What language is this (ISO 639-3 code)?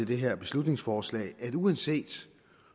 dan